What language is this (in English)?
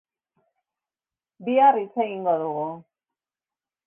Basque